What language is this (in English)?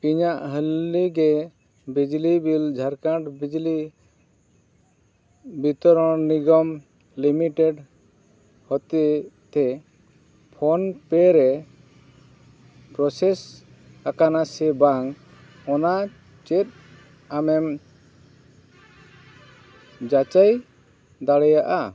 Santali